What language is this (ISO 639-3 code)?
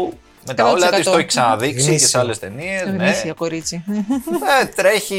ell